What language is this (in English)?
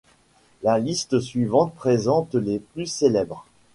French